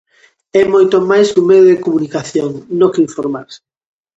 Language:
Galician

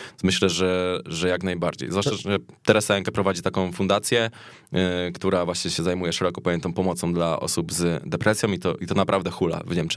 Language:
Polish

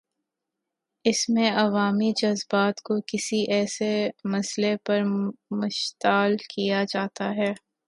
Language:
Urdu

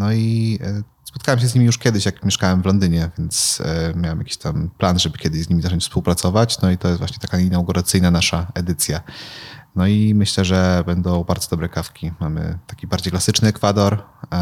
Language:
Polish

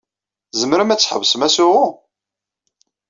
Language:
Kabyle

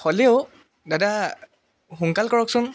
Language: Assamese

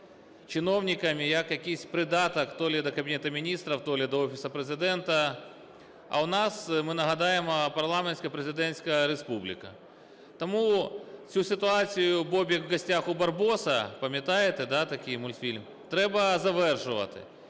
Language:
Ukrainian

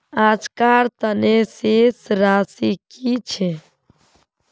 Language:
Magahi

